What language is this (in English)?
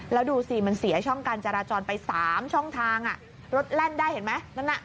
Thai